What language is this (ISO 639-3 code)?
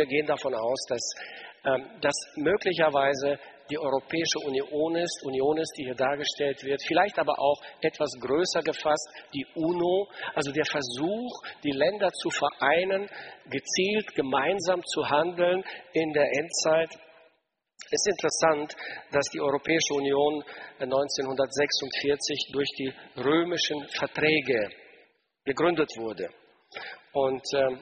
deu